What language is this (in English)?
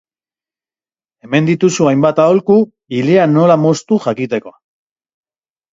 Basque